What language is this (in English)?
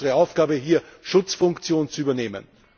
German